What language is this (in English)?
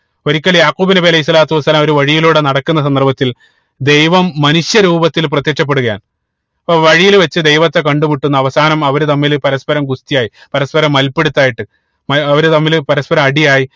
Malayalam